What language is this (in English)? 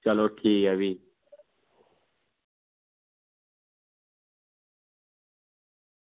Dogri